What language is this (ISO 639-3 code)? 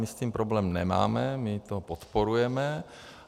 ces